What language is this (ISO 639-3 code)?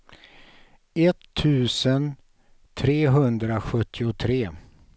swe